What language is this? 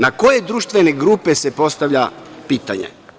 Serbian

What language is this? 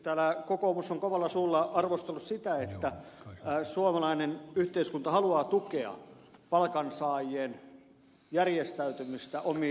Finnish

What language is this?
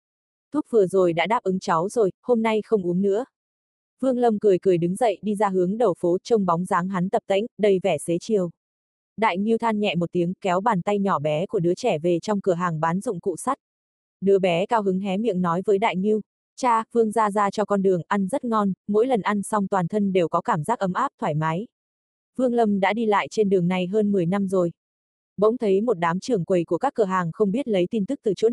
Vietnamese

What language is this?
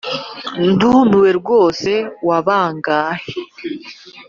Kinyarwanda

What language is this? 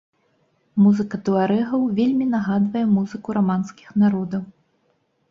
Belarusian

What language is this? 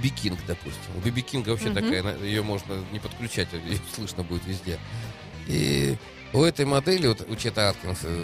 Russian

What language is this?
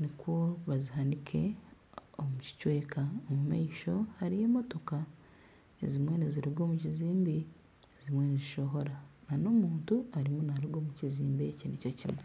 Nyankole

